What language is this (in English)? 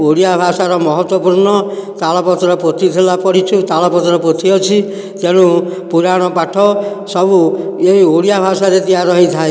Odia